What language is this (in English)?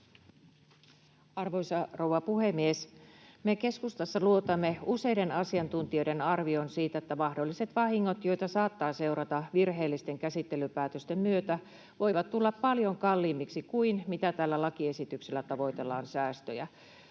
Finnish